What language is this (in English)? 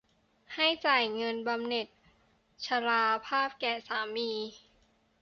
Thai